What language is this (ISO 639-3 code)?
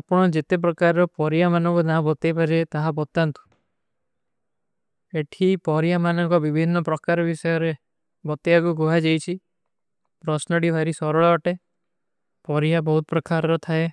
uki